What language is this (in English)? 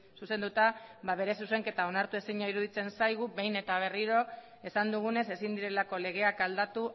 Basque